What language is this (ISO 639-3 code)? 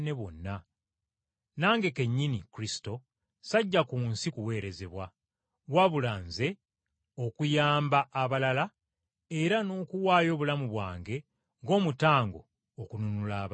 lug